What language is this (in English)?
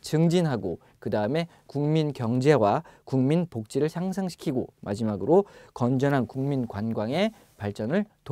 Korean